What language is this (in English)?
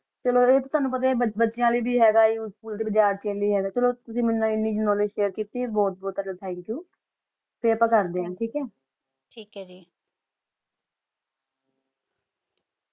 Punjabi